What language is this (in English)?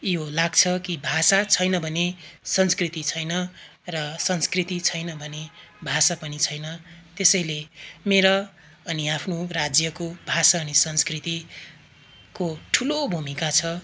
Nepali